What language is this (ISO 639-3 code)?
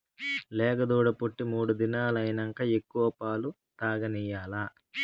tel